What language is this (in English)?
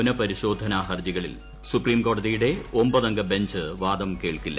Malayalam